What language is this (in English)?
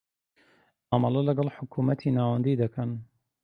Central Kurdish